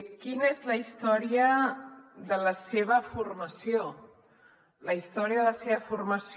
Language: Catalan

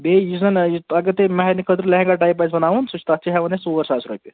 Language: Kashmiri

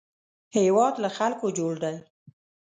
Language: Pashto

